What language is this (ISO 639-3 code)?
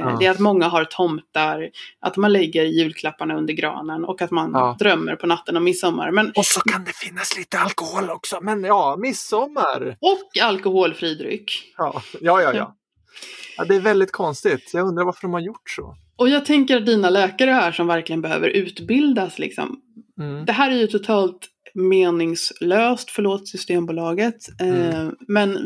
swe